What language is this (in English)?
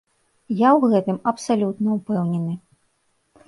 Belarusian